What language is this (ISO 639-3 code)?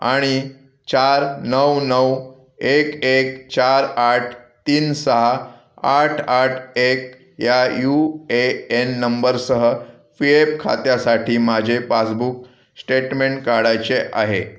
mar